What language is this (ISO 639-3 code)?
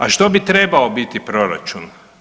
hrv